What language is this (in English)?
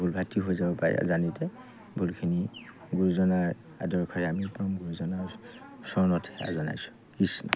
Assamese